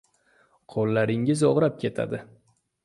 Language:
Uzbek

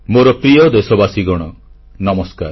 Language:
Odia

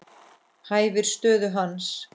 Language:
Icelandic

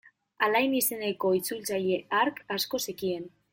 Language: Basque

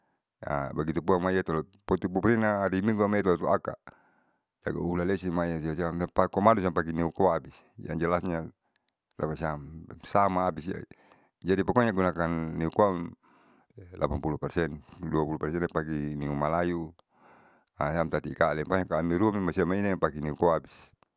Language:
Saleman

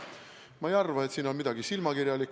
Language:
Estonian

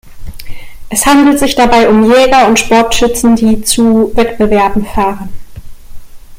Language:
German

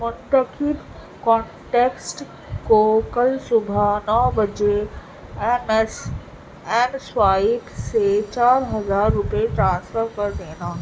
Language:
Urdu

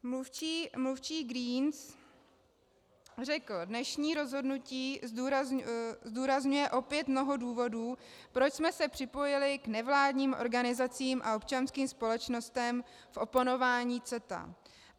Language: Czech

